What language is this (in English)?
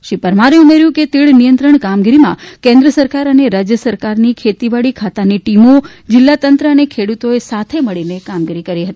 Gujarati